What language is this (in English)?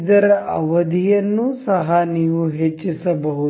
Kannada